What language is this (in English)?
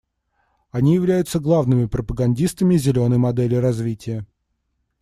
Russian